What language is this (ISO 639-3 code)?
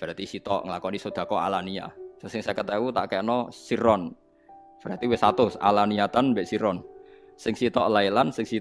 ind